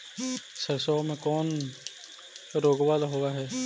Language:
Magahi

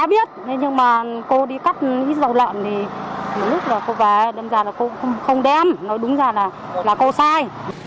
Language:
Vietnamese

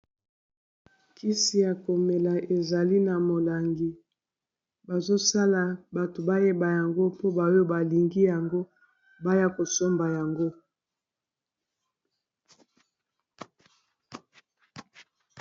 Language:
Lingala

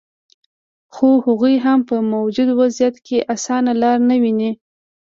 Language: Pashto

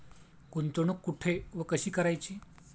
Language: Marathi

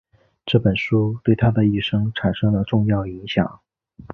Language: Chinese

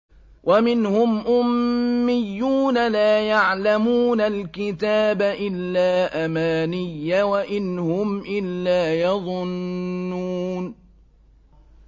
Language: Arabic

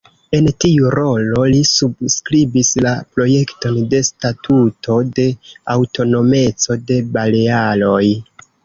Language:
Esperanto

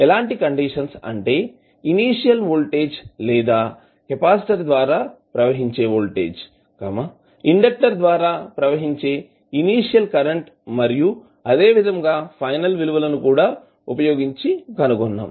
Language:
Telugu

